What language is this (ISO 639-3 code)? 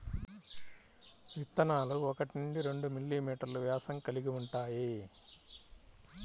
tel